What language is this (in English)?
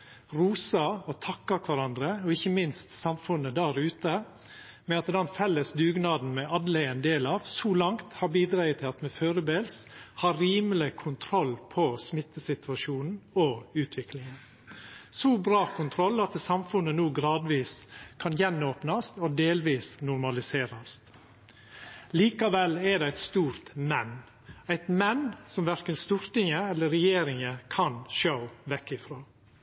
Norwegian Nynorsk